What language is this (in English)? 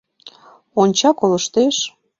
Mari